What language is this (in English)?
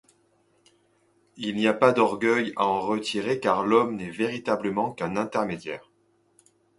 French